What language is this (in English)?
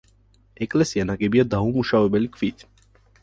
Georgian